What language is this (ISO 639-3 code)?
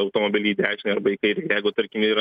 lit